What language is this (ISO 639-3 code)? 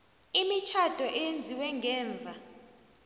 nbl